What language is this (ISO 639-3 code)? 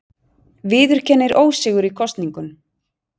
isl